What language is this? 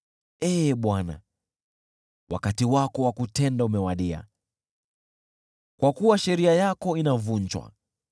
Swahili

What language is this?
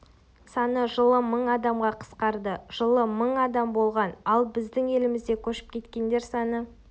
Kazakh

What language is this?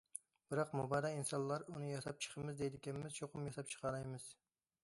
Uyghur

